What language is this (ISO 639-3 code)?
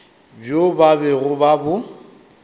nso